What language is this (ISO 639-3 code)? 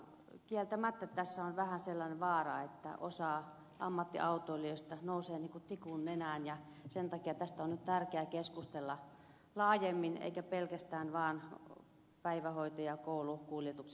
fin